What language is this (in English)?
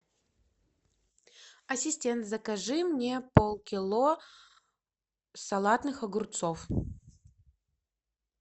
Russian